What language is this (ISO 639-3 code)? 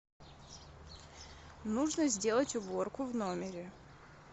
rus